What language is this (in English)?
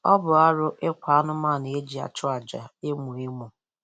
Igbo